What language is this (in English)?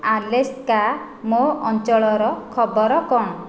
Odia